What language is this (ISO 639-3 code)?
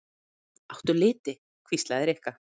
isl